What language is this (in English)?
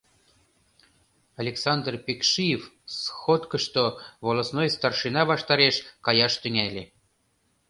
Mari